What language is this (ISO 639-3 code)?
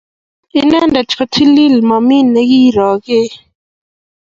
kln